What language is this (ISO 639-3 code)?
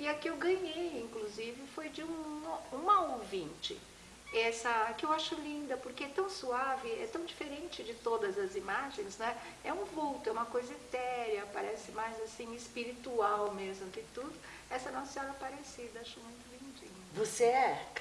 por